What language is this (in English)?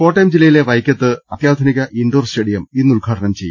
Malayalam